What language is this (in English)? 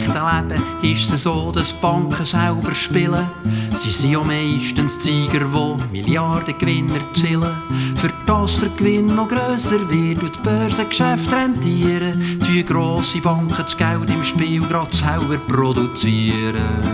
German